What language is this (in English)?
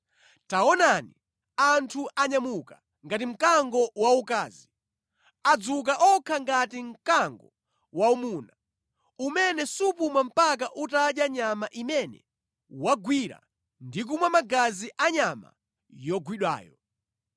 Nyanja